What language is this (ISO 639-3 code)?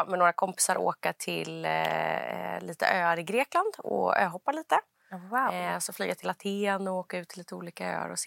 swe